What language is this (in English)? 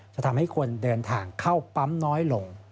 Thai